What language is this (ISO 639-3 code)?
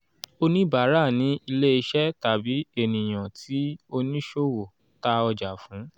yor